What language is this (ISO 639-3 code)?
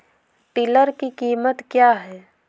hin